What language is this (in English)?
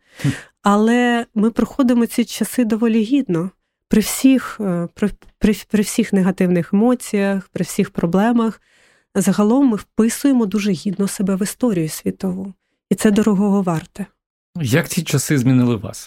Ukrainian